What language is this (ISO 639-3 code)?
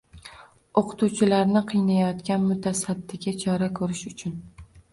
uzb